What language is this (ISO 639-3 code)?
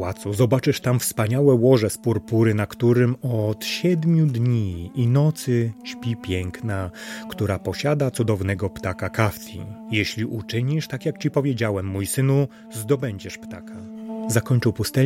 pol